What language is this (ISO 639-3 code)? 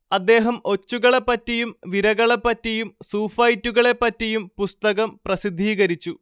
mal